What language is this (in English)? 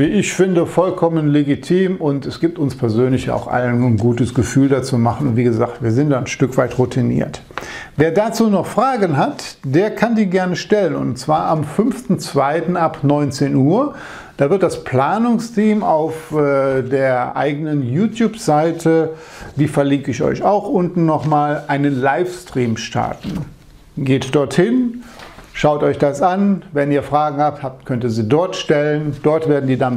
German